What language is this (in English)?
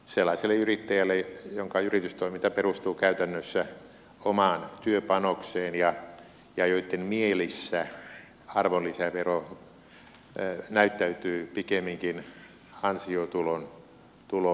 Finnish